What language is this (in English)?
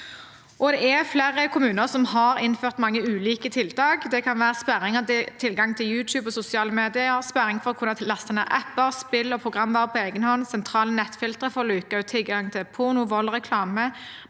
Norwegian